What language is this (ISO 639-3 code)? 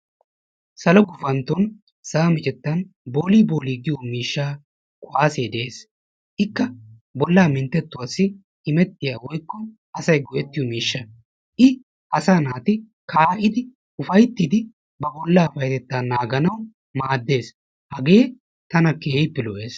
wal